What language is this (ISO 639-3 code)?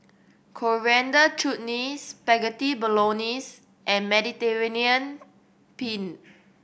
eng